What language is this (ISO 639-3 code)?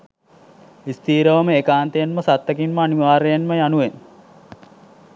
sin